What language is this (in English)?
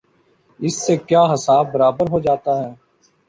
Urdu